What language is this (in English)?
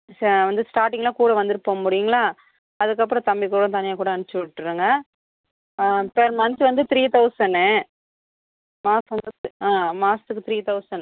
Tamil